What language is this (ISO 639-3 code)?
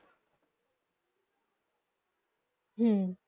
ben